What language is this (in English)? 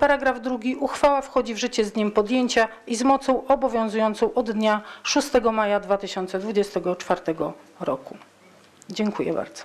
Polish